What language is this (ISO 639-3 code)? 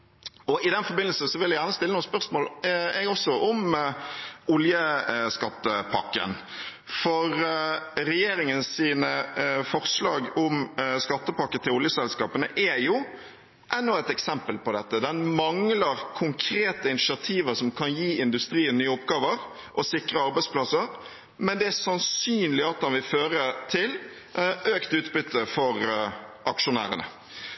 nob